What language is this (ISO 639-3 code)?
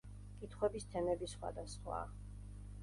kat